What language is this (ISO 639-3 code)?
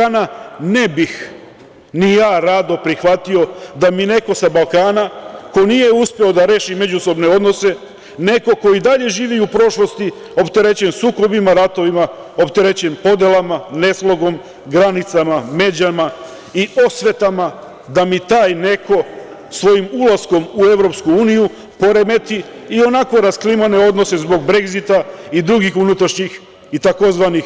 srp